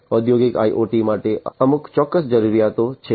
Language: Gujarati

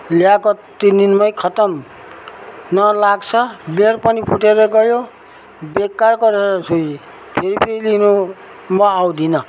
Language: Nepali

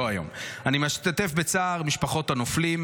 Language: Hebrew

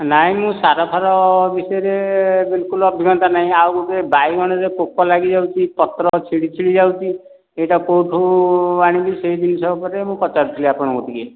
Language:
Odia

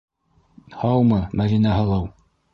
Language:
Bashkir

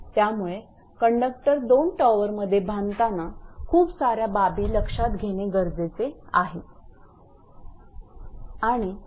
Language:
Marathi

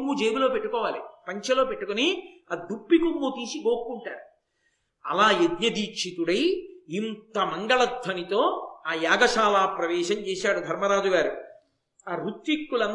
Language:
Telugu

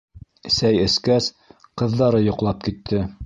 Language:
Bashkir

